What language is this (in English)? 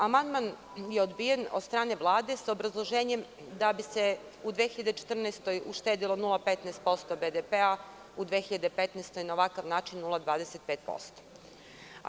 Serbian